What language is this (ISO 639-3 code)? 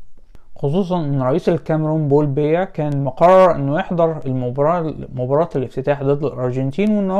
ara